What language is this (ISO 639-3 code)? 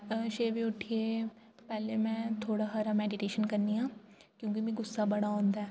doi